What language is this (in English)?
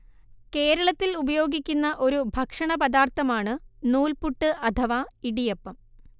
Malayalam